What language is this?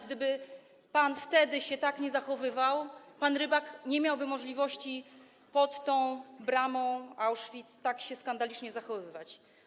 Polish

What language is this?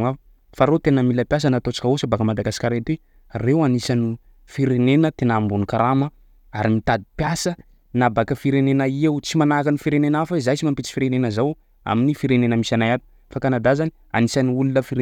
Sakalava Malagasy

